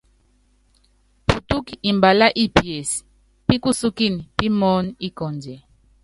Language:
Yangben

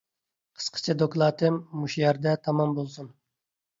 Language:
Uyghur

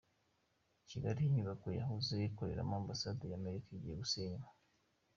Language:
Kinyarwanda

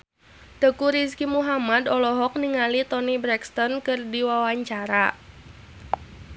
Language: Sundanese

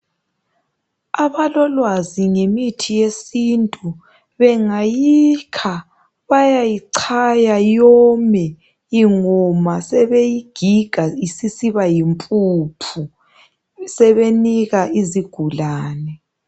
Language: North Ndebele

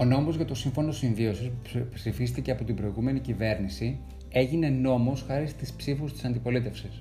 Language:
Greek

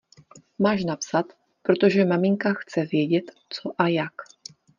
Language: Czech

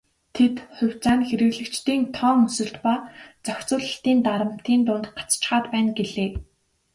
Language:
Mongolian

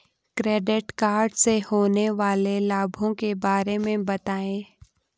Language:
Hindi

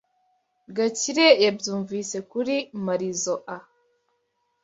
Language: Kinyarwanda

